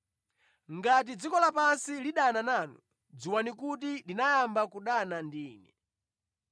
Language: Nyanja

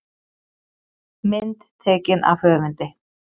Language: Icelandic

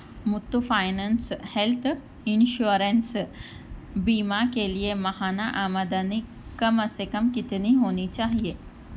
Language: Urdu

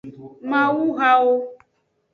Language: Aja (Benin)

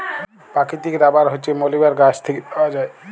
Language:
Bangla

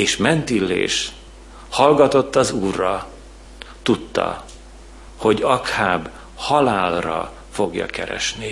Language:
Hungarian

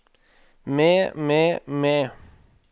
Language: Norwegian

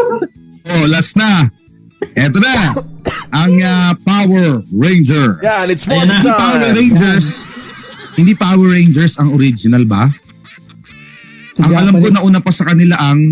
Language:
Filipino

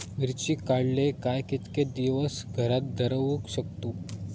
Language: Marathi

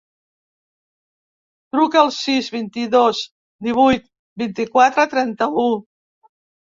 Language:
Catalan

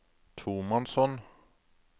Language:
Norwegian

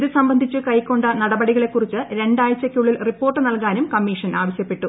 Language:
Malayalam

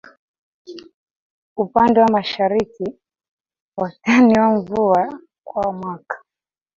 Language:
Swahili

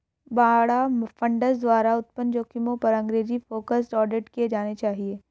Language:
Hindi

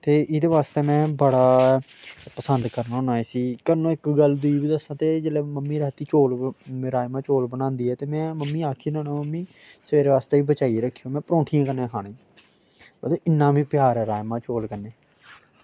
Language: Dogri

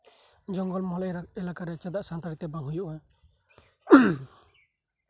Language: Santali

